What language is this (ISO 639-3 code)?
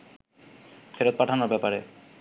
ben